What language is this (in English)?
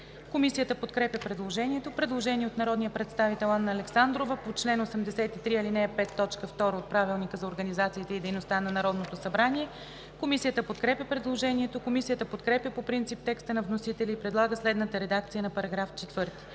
Bulgarian